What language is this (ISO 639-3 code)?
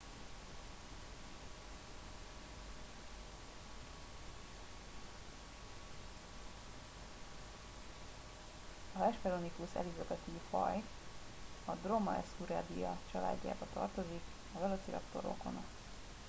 hun